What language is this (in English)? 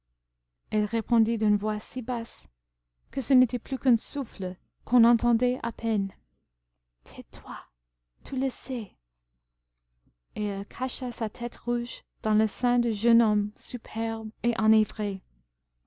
French